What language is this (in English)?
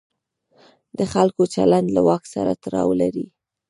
Pashto